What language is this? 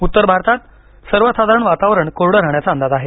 Marathi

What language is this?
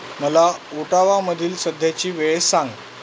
Marathi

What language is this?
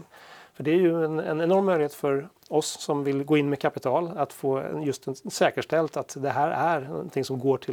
Swedish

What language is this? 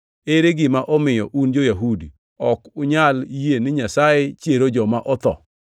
Luo (Kenya and Tanzania)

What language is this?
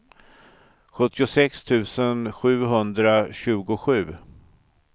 Swedish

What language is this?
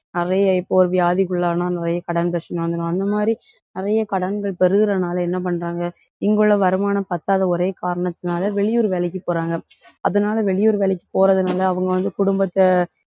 Tamil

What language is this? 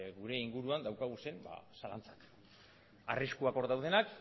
Basque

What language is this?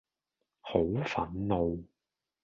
Cantonese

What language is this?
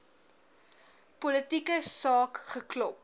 Afrikaans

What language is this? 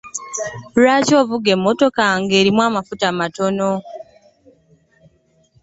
Ganda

